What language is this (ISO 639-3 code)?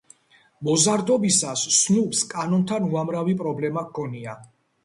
kat